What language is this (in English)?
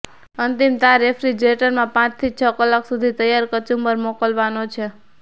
Gujarati